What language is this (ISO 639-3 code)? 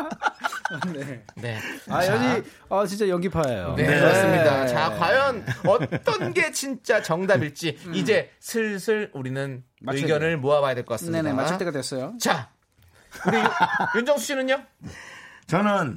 kor